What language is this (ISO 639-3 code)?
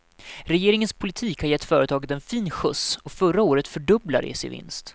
swe